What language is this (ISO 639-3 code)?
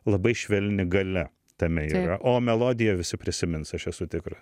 lit